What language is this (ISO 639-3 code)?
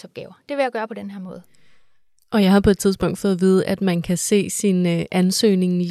dan